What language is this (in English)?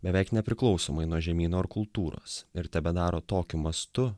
Lithuanian